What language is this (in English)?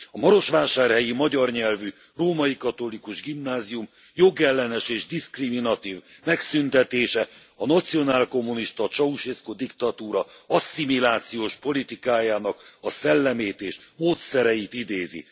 Hungarian